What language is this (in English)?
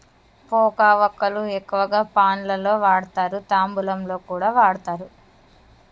Telugu